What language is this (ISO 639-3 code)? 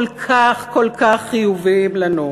heb